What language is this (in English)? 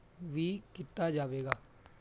Punjabi